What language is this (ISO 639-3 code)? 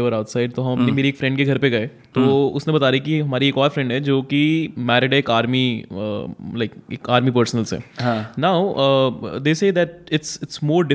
hin